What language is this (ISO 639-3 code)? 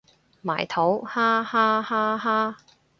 yue